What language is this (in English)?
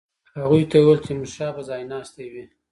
Pashto